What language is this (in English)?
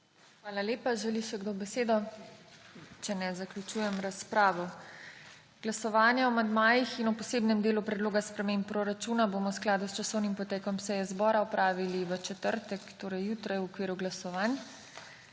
Slovenian